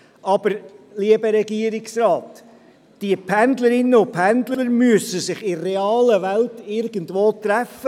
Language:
Swiss German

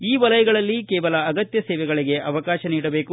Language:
Kannada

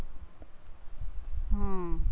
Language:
Gujarati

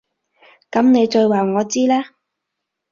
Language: Cantonese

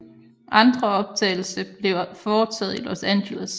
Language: Danish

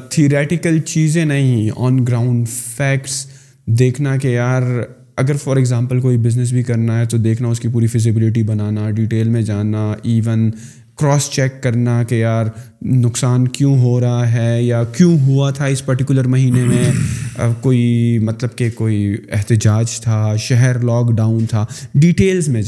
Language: Urdu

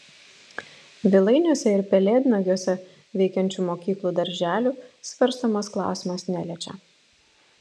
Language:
Lithuanian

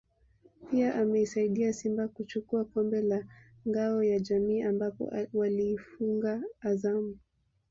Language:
Swahili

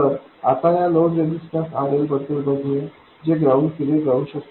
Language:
Marathi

